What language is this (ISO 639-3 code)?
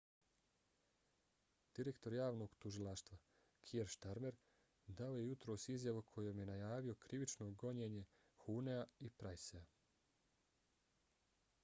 bos